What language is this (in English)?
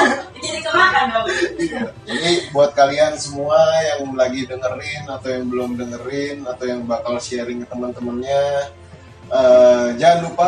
Indonesian